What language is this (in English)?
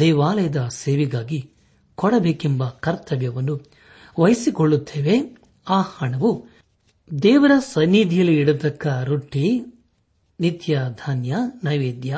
Kannada